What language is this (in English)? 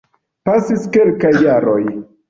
Esperanto